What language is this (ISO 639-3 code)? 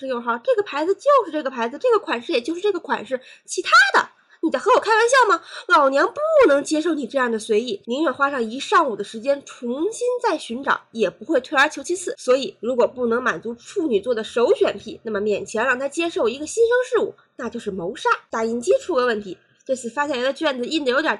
zho